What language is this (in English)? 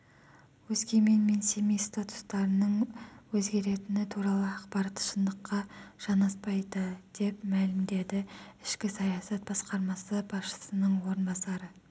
Kazakh